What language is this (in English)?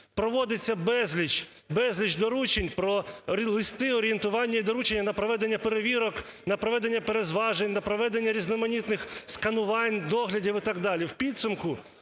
Ukrainian